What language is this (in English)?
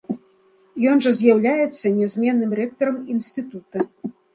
Belarusian